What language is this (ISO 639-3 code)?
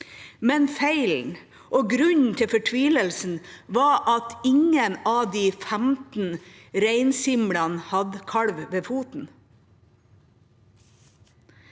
nor